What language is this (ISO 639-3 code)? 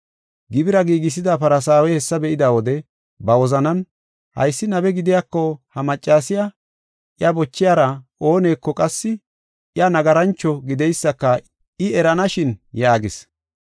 gof